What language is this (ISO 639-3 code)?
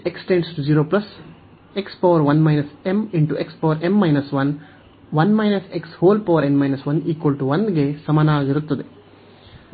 kan